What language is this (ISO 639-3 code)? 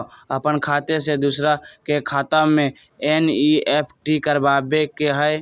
mag